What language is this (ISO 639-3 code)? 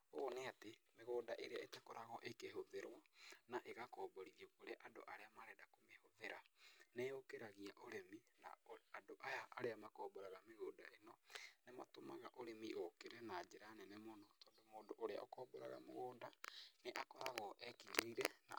kik